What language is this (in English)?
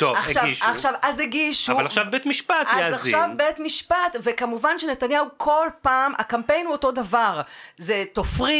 Hebrew